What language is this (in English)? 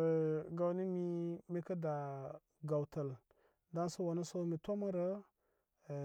Koma